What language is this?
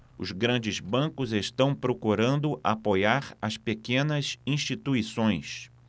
Portuguese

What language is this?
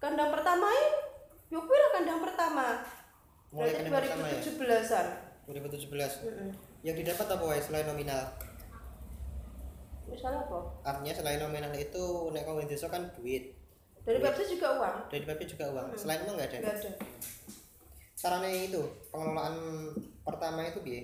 Indonesian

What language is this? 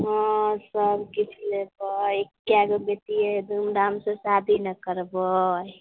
Maithili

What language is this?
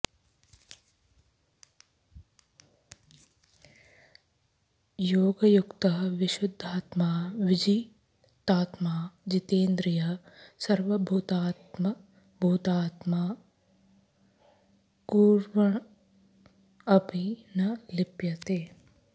Sanskrit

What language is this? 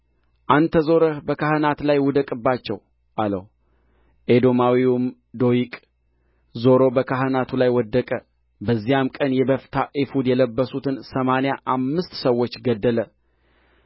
Amharic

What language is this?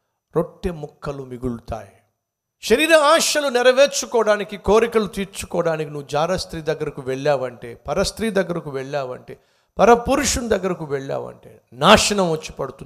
Telugu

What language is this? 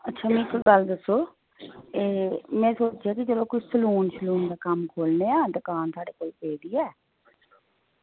Dogri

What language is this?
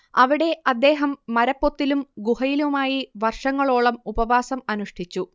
Malayalam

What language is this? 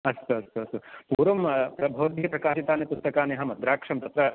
Sanskrit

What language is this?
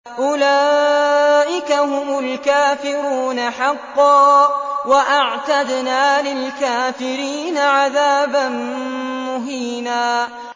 Arabic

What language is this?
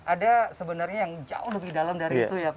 Indonesian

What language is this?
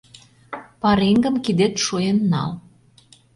Mari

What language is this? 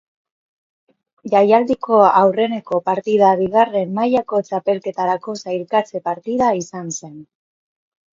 Basque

